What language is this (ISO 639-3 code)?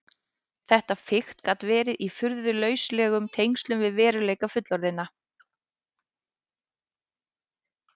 isl